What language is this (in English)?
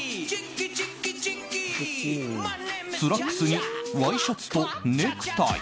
Japanese